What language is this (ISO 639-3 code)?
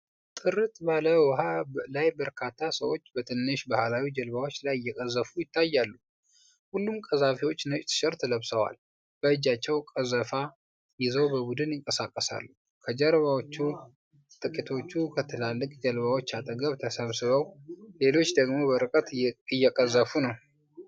amh